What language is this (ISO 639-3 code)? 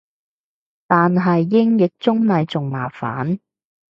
yue